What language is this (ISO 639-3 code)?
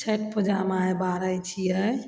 mai